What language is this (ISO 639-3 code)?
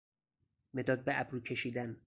fas